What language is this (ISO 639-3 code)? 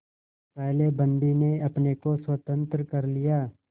hin